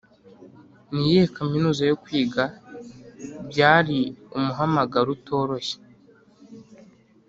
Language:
Kinyarwanda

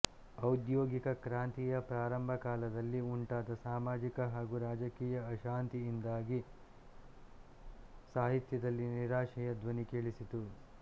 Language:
Kannada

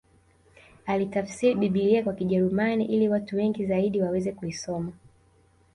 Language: Swahili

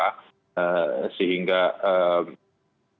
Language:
Indonesian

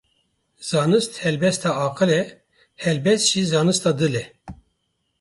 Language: Kurdish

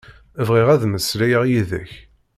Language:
Kabyle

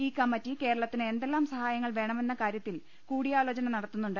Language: Malayalam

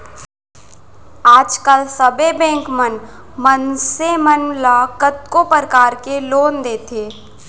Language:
Chhattisgarhi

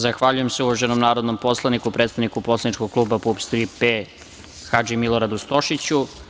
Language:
Serbian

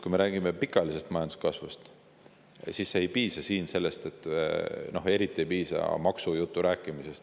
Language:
Estonian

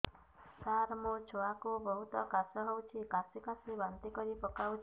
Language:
Odia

